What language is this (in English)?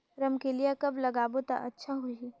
Chhattisgarhi